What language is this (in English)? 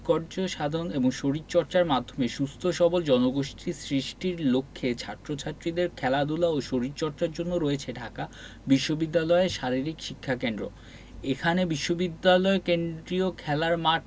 Bangla